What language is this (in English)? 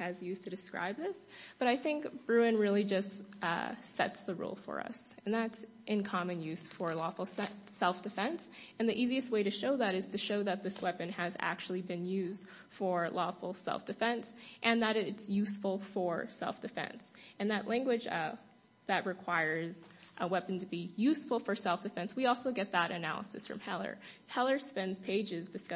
English